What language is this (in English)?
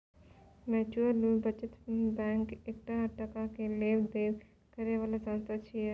Maithili